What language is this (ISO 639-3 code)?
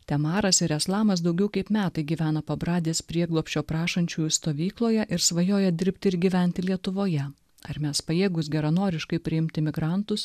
lit